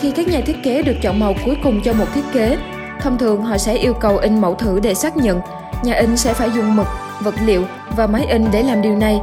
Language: Vietnamese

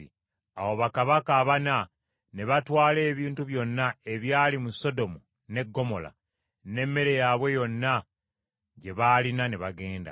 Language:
Ganda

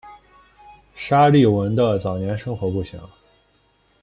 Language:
Chinese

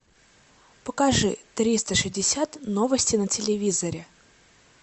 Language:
Russian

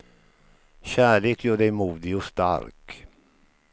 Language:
Swedish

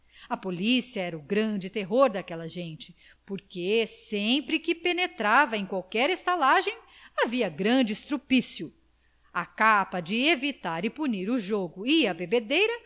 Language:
Portuguese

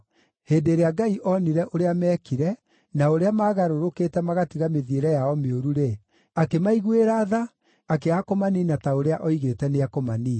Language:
Kikuyu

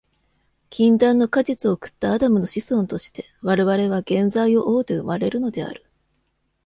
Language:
Japanese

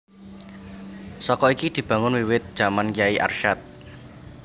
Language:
Javanese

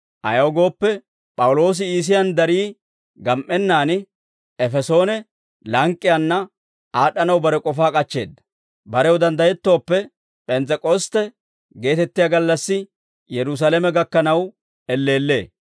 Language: Dawro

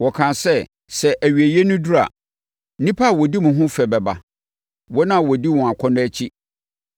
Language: Akan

